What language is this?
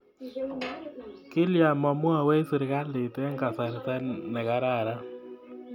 Kalenjin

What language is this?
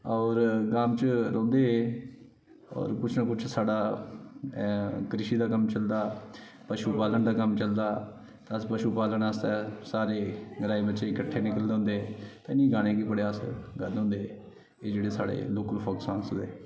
Dogri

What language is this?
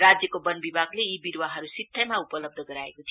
Nepali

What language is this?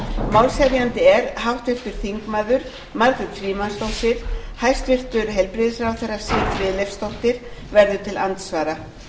Icelandic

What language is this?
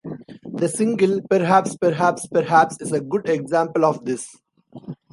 English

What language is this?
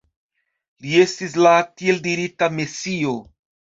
Esperanto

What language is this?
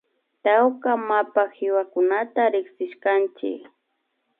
Imbabura Highland Quichua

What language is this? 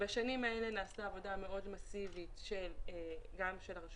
Hebrew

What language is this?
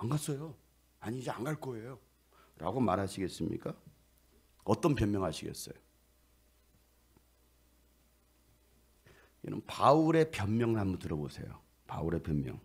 Korean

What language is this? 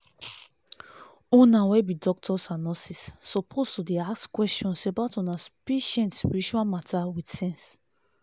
Nigerian Pidgin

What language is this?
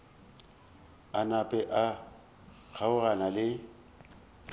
Northern Sotho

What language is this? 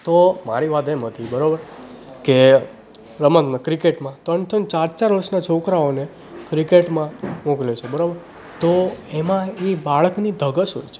Gujarati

